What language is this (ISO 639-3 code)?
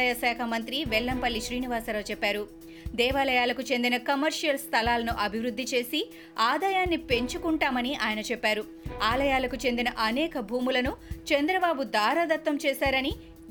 tel